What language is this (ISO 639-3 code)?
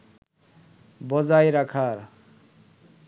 ben